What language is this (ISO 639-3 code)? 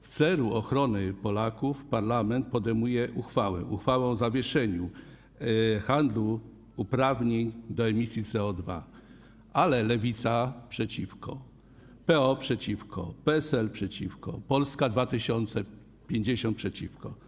pol